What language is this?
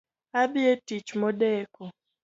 Luo (Kenya and Tanzania)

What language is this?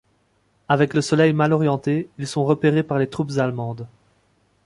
French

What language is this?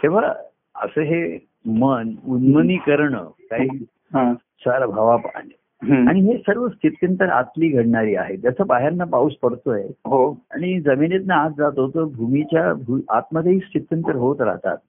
Marathi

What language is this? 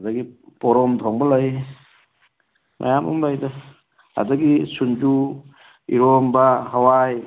Manipuri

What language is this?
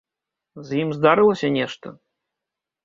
Belarusian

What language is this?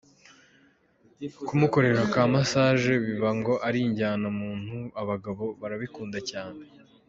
Kinyarwanda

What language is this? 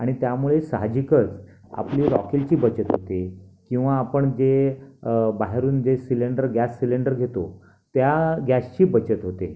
Marathi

